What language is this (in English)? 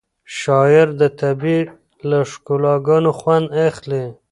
Pashto